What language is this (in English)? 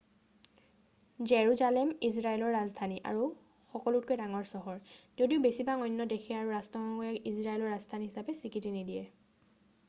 Assamese